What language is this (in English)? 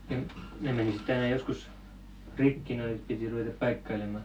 Finnish